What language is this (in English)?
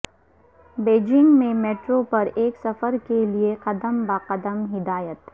Urdu